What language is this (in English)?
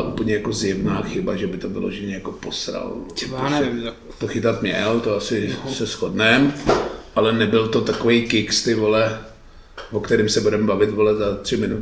Czech